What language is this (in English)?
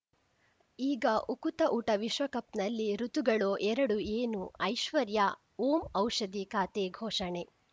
Kannada